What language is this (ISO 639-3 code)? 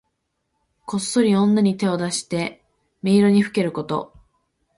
jpn